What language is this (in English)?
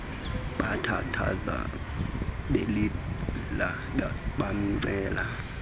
Xhosa